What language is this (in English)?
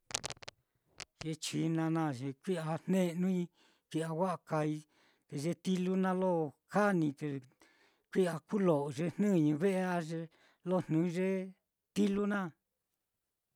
Mitlatongo Mixtec